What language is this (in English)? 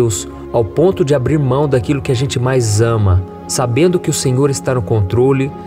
Portuguese